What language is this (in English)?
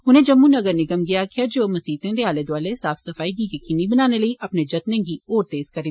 Dogri